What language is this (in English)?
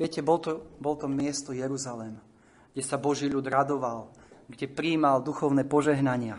Slovak